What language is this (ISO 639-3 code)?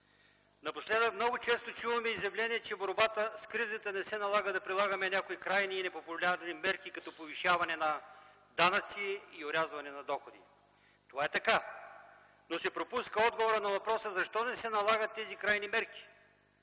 bul